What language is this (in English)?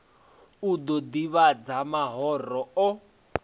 Venda